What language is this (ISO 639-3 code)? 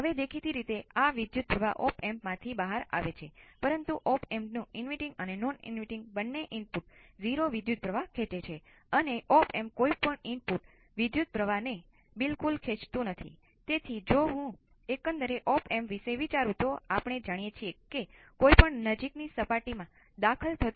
guj